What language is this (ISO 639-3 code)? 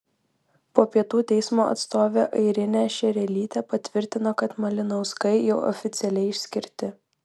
lit